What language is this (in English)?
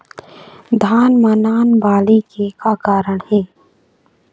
Chhattisgarhi